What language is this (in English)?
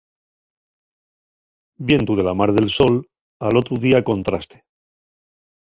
Asturian